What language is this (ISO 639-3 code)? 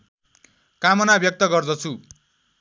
nep